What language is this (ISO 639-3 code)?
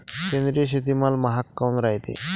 mar